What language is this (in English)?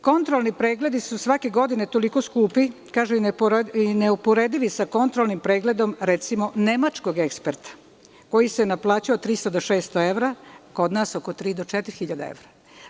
Serbian